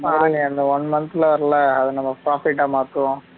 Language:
Tamil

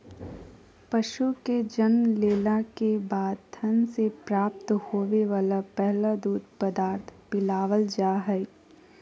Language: Magahi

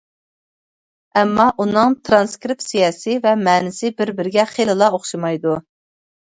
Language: Uyghur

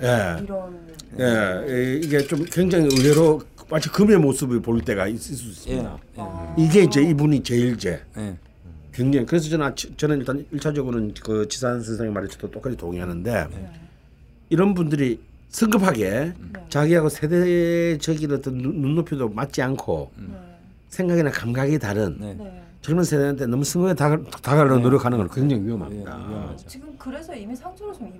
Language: Korean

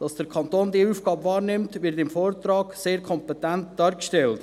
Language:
Swiss German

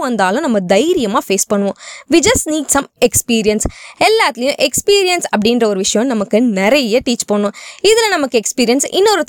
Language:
Tamil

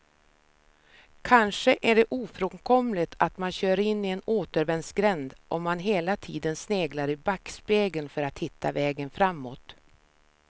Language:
Swedish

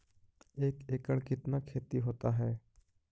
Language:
Magahi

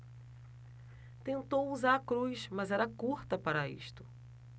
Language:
Portuguese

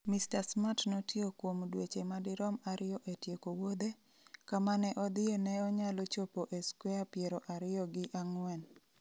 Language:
Luo (Kenya and Tanzania)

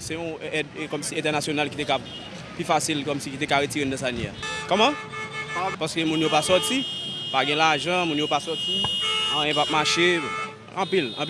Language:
French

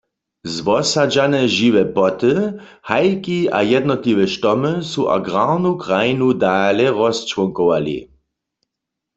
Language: Upper Sorbian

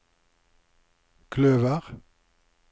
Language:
Norwegian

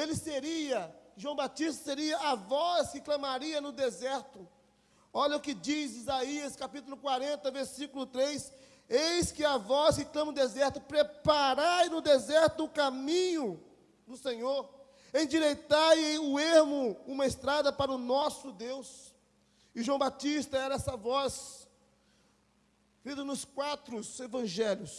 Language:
Portuguese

